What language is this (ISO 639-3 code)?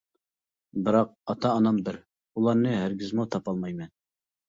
uig